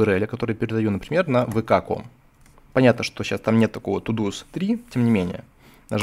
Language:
Russian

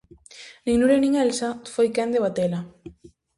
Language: Galician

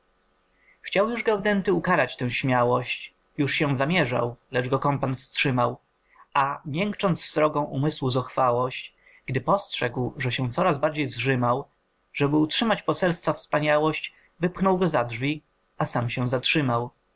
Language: Polish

